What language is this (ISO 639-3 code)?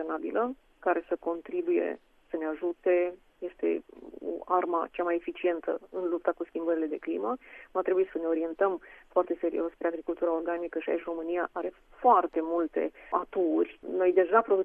ron